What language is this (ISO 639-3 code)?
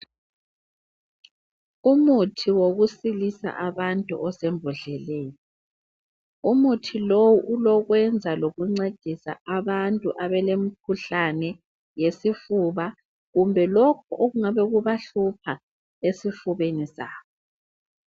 nde